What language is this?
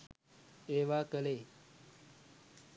Sinhala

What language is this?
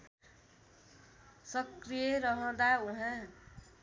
Nepali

